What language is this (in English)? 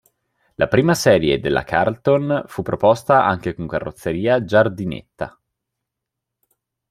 Italian